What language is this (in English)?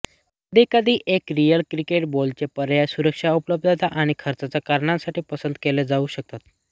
Marathi